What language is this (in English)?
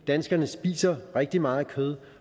Danish